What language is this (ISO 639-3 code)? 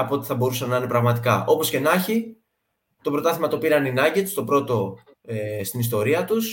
ell